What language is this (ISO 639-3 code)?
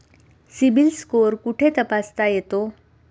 mar